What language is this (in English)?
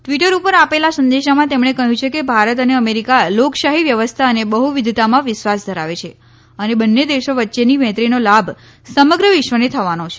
Gujarati